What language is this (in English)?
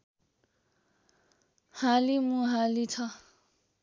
Nepali